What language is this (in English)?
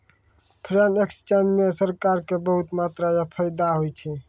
Maithili